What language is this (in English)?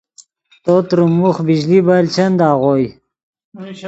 Yidgha